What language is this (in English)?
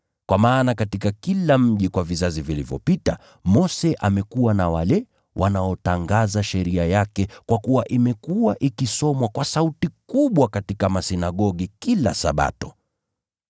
Swahili